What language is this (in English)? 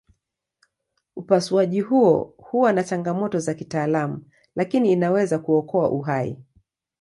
Swahili